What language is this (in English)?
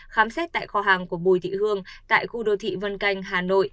Vietnamese